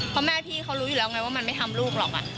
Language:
Thai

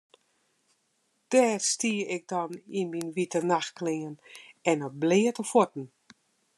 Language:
Western Frisian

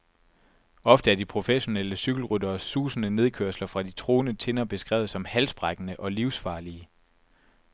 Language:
Danish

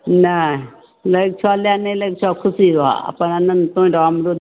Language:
Maithili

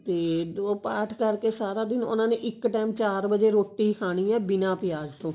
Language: Punjabi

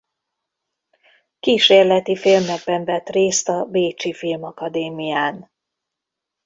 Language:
Hungarian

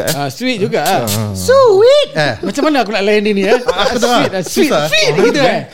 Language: Malay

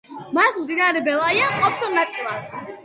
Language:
Georgian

